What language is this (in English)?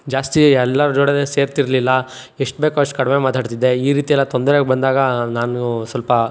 Kannada